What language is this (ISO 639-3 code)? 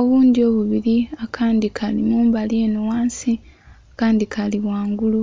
xog